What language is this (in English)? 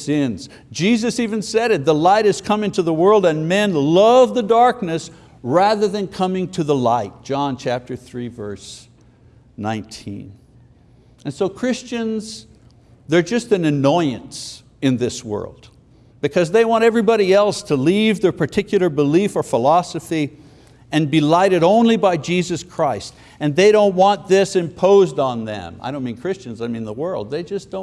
English